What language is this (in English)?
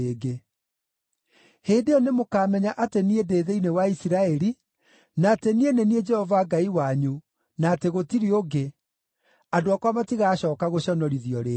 Kikuyu